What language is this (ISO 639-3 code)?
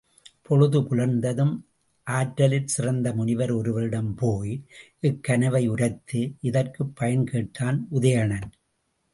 tam